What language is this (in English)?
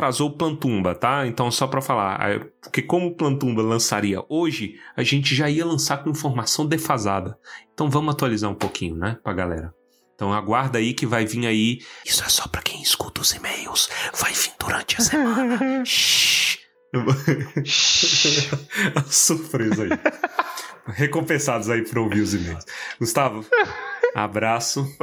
Portuguese